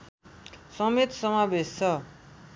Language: Nepali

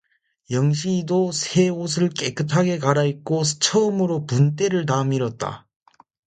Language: Korean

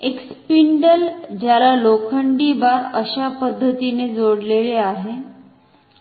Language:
Marathi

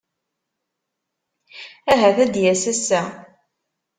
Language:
Kabyle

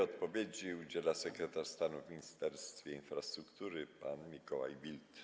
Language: Polish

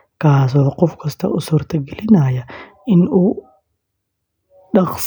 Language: Somali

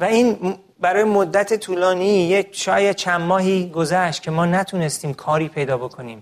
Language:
Persian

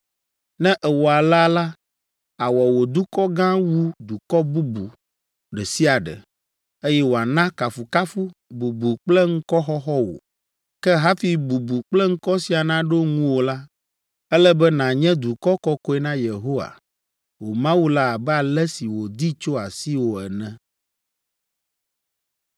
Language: Ewe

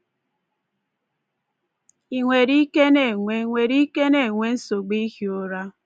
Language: Igbo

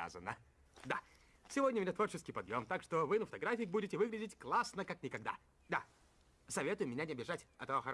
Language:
Russian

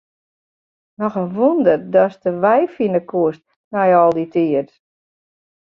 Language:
Western Frisian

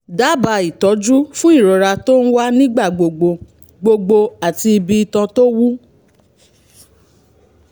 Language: Yoruba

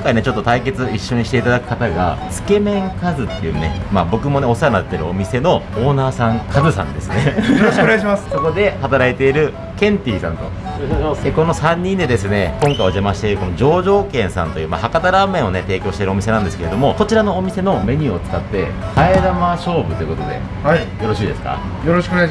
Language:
Japanese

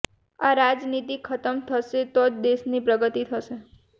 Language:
Gujarati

